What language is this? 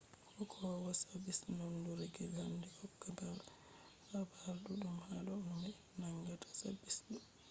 Fula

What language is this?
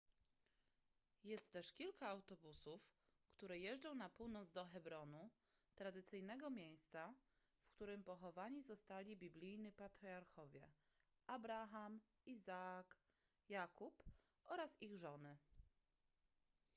Polish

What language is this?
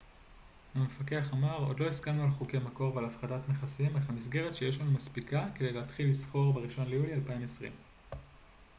Hebrew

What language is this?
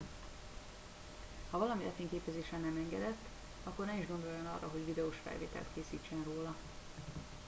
Hungarian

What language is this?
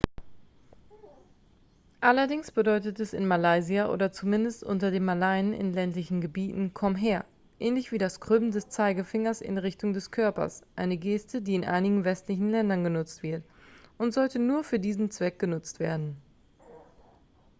German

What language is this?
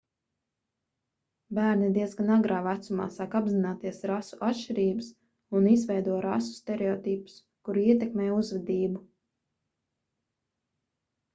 Latvian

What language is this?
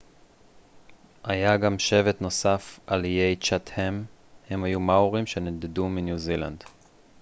Hebrew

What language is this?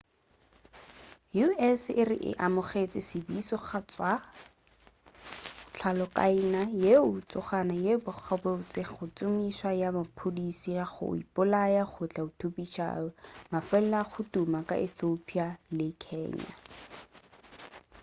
Northern Sotho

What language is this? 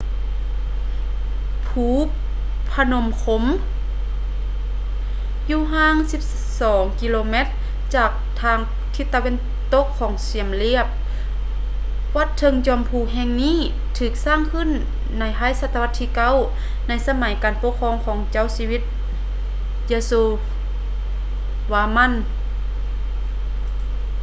Lao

